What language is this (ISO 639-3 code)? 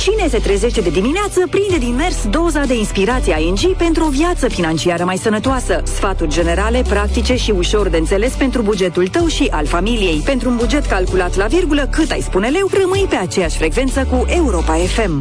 ron